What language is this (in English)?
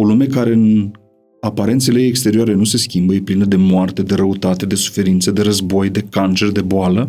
Romanian